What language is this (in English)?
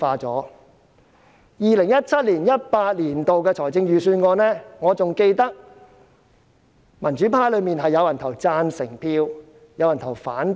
Cantonese